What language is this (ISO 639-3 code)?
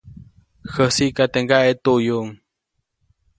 zoc